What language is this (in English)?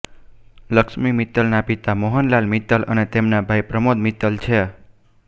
Gujarati